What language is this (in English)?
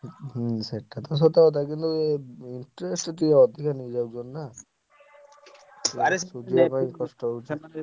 Odia